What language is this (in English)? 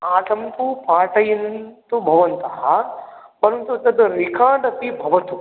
Sanskrit